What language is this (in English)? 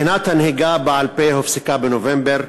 Hebrew